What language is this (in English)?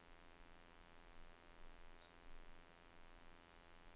Norwegian